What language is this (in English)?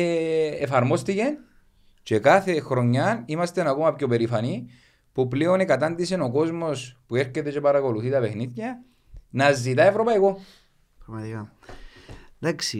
Greek